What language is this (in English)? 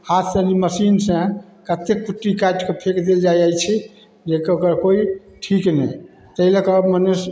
Maithili